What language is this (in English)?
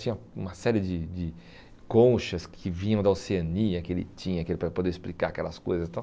Portuguese